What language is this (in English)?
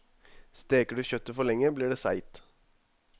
Norwegian